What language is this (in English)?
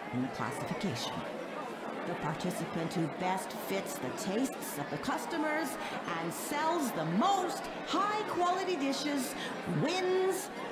Turkish